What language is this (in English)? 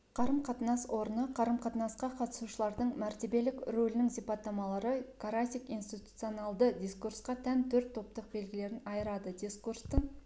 Kazakh